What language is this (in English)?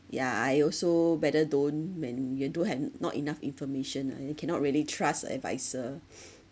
English